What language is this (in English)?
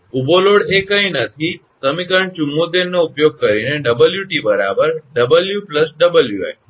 Gujarati